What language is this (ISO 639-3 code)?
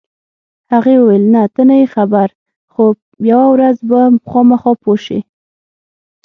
pus